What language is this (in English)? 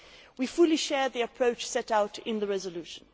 English